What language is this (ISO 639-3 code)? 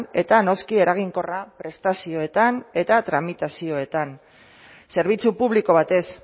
eus